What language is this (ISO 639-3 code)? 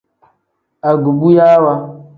kdh